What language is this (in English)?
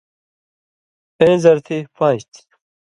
Indus Kohistani